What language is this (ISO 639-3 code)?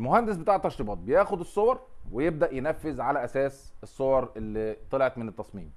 ara